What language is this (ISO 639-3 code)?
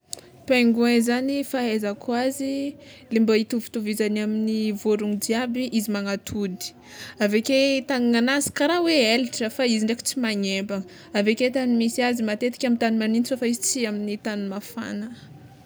xmw